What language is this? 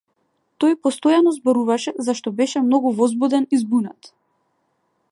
Macedonian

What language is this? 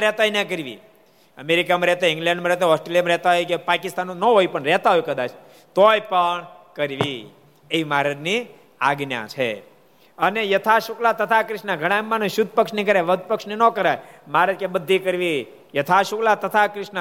Gujarati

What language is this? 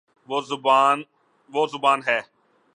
Urdu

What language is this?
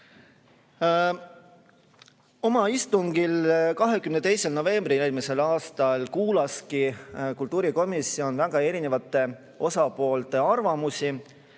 Estonian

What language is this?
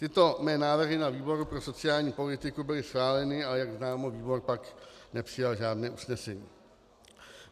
Czech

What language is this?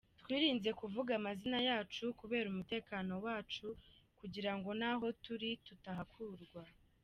Kinyarwanda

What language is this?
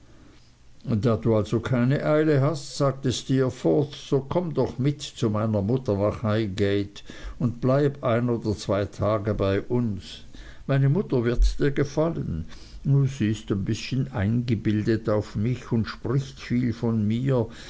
German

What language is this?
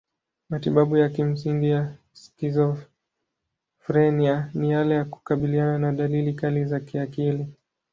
Swahili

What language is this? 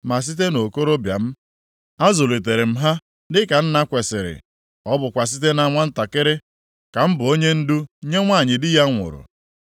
Igbo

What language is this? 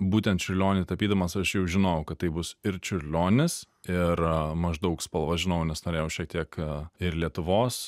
Lithuanian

